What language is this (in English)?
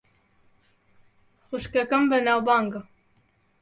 Central Kurdish